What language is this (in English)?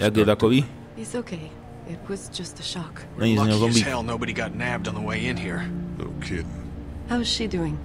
Czech